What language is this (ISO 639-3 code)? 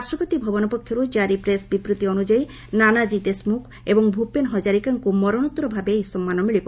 ori